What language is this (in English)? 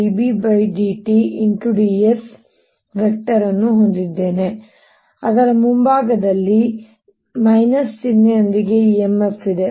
Kannada